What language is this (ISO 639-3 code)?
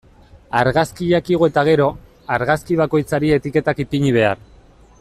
eus